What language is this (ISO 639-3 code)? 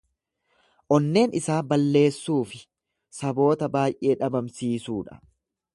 orm